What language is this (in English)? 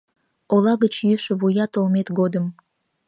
Mari